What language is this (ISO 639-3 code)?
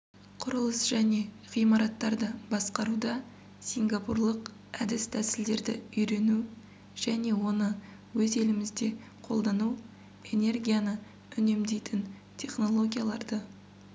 kaz